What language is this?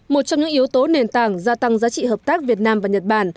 Vietnamese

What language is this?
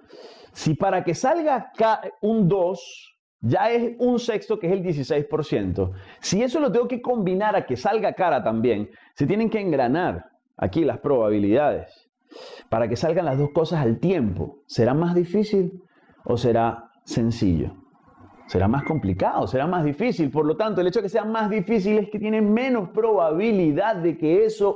Spanish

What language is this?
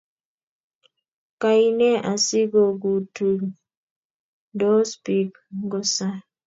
Kalenjin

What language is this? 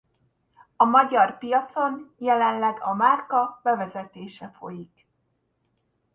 Hungarian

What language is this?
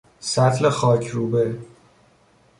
Persian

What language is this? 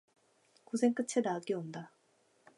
Korean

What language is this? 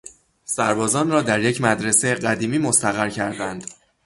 Persian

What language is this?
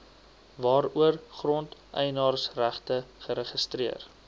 Afrikaans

